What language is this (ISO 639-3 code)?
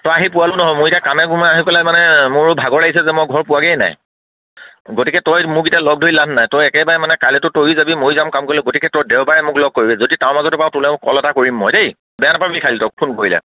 asm